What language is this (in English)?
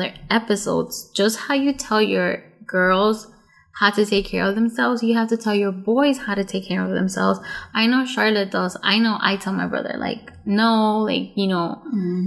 English